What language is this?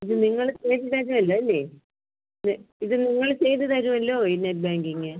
Malayalam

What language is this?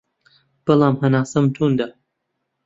Central Kurdish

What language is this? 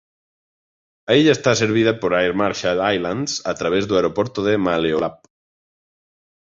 Galician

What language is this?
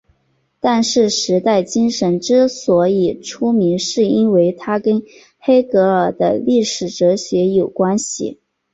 Chinese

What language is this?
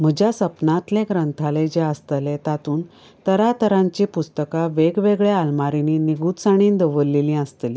Konkani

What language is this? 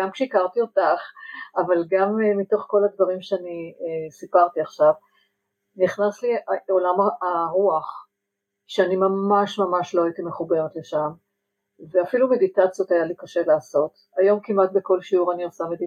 Hebrew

